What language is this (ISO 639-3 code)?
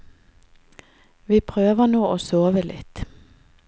nor